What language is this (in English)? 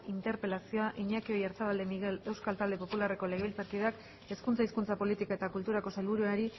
Basque